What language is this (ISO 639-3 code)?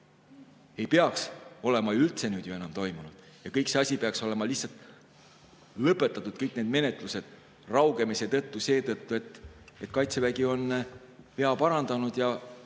est